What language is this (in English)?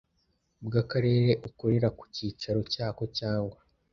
Kinyarwanda